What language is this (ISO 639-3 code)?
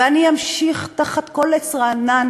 heb